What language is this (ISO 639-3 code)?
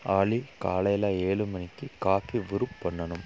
tam